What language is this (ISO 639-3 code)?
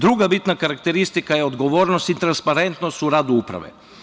srp